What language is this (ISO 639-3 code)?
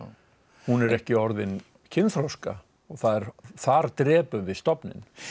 isl